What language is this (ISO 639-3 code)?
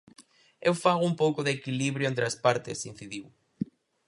glg